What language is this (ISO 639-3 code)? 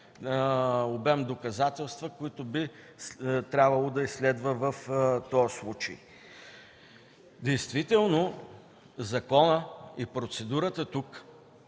bul